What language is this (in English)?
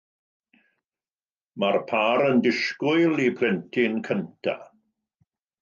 Welsh